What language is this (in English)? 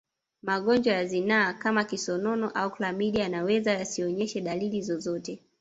Swahili